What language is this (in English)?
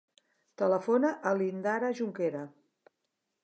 Catalan